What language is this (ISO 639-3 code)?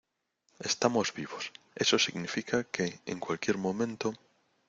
spa